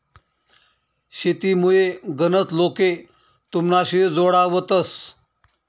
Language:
Marathi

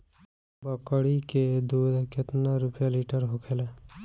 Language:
Bhojpuri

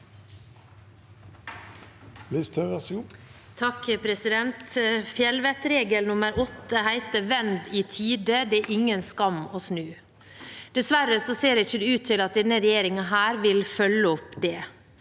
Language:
Norwegian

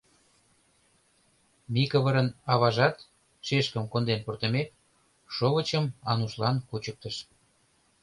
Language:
Mari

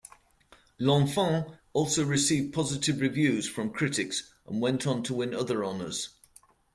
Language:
English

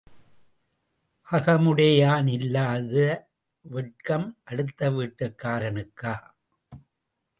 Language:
Tamil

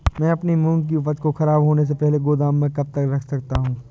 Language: Hindi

